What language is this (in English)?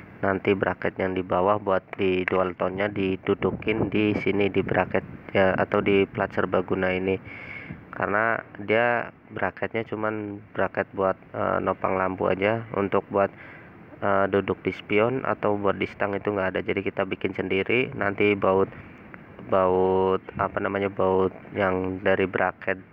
Indonesian